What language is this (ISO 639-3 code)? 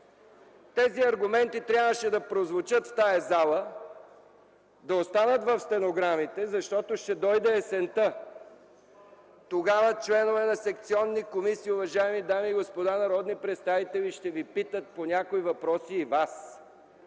bul